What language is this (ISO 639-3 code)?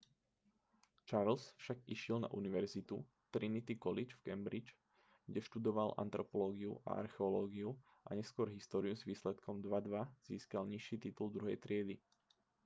slk